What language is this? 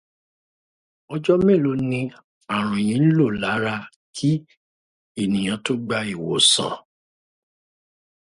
Yoruba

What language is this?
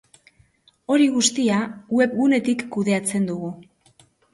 Basque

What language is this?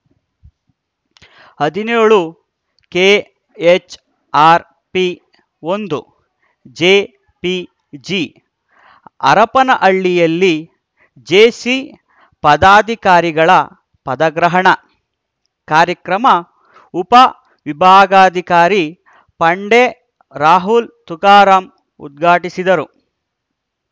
Kannada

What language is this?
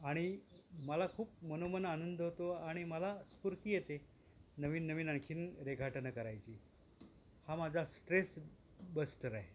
Marathi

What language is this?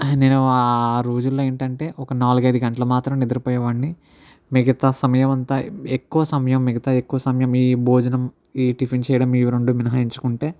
Telugu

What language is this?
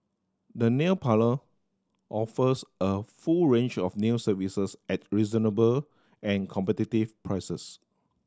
English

